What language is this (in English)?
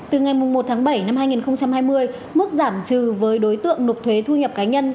Vietnamese